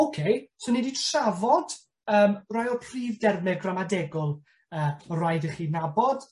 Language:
Welsh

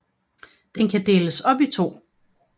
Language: Danish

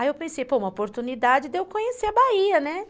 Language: Portuguese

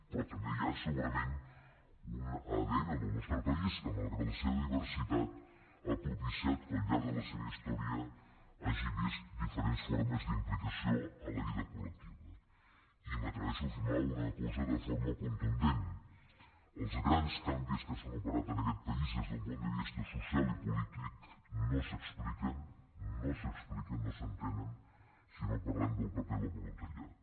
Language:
Catalan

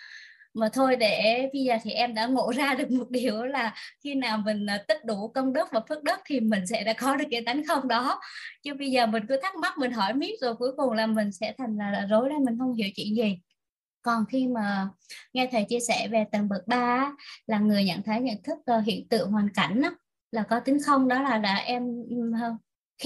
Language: Vietnamese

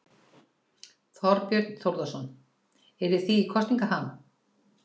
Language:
Icelandic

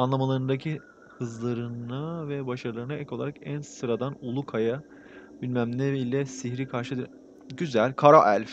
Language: Turkish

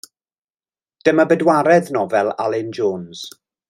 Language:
Welsh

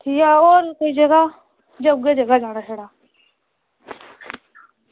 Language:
Dogri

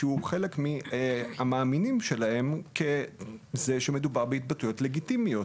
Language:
Hebrew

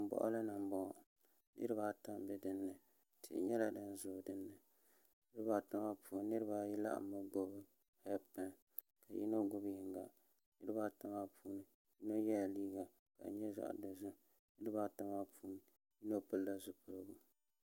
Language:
Dagbani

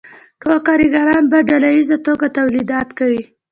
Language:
Pashto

